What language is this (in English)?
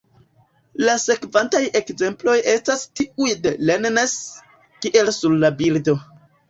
Esperanto